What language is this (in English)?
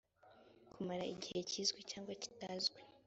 Kinyarwanda